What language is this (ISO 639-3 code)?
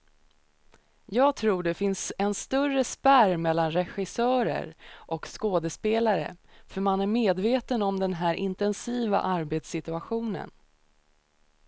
swe